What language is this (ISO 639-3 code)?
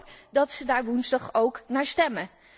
nld